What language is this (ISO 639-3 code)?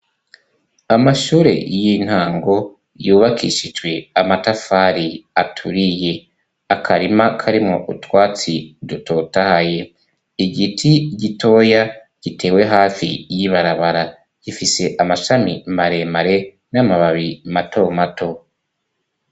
run